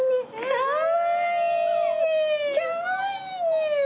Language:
Japanese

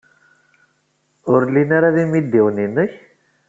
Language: Kabyle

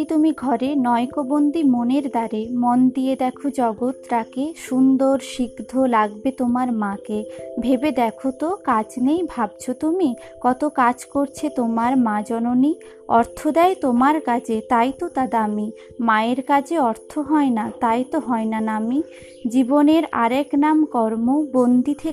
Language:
Bangla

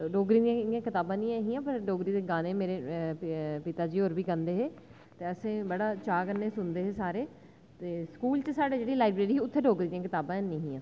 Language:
Dogri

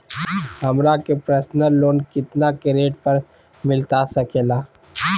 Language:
Magahi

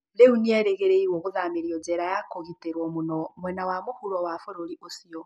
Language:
Kikuyu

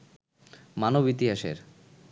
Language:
Bangla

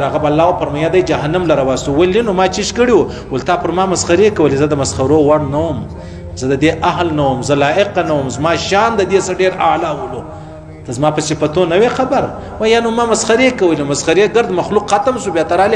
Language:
Pashto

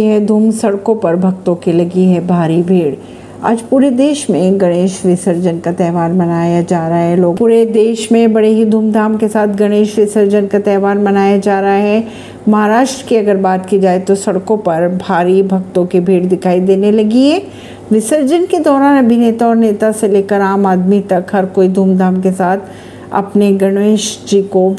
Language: Hindi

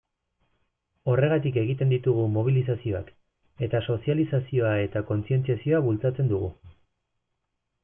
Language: Basque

